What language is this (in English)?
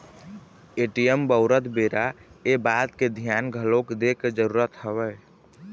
Chhattisgarhi